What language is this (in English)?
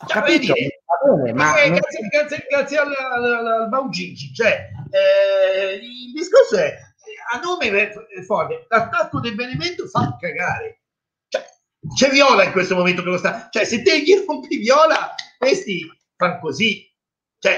Italian